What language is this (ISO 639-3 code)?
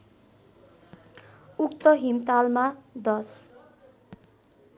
nep